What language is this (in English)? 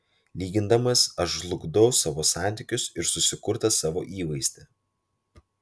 Lithuanian